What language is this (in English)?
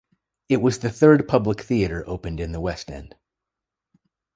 English